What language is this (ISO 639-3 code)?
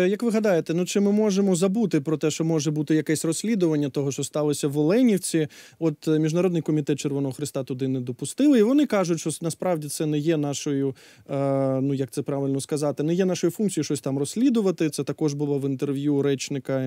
ukr